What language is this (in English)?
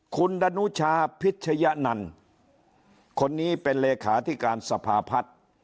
Thai